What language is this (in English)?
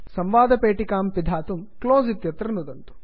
Sanskrit